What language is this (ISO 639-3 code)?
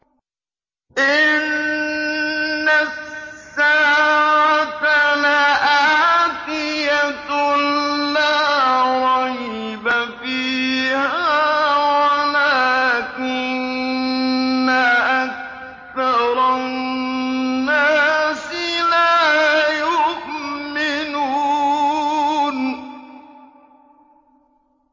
ara